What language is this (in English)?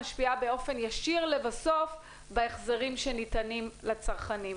Hebrew